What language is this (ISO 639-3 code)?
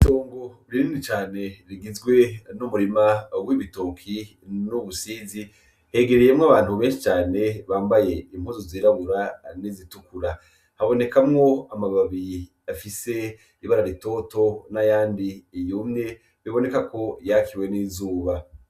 run